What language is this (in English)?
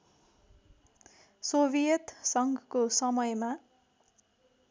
Nepali